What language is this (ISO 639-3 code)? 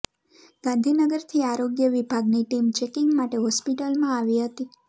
guj